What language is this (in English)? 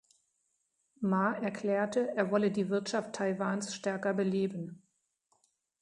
German